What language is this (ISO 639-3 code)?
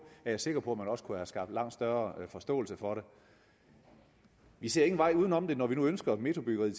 dan